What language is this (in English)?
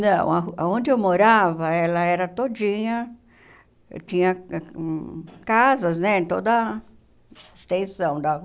Portuguese